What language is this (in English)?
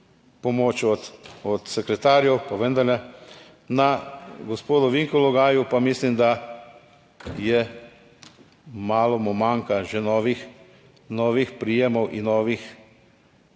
Slovenian